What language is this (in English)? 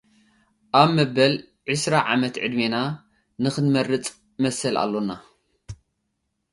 Tigrinya